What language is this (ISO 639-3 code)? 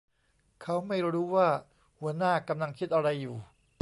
tha